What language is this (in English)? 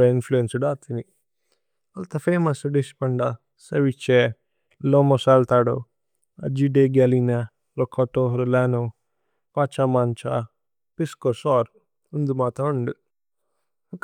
Tulu